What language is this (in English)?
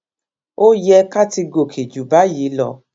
Yoruba